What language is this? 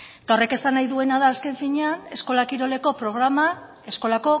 Basque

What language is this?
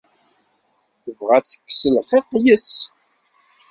Kabyle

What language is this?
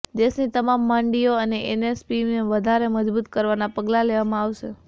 Gujarati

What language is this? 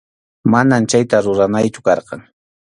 Arequipa-La Unión Quechua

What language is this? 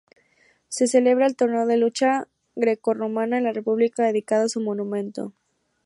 Spanish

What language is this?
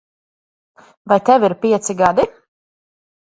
Latvian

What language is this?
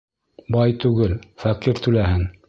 Bashkir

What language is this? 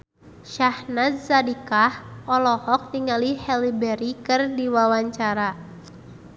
Sundanese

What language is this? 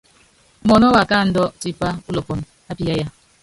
Yangben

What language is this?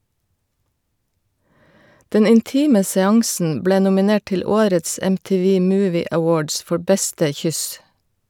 Norwegian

